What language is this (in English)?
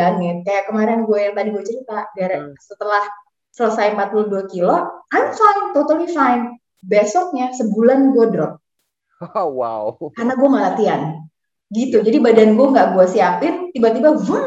Indonesian